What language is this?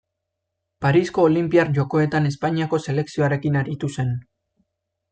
Basque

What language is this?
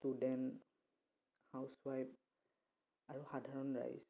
Assamese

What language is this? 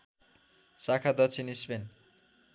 Nepali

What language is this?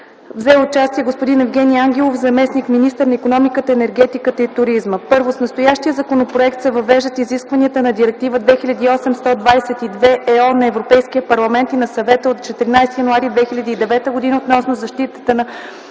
Bulgarian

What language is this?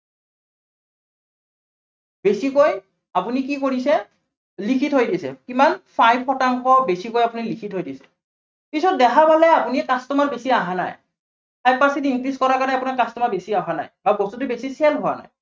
Assamese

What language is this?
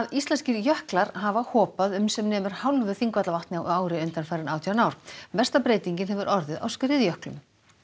Icelandic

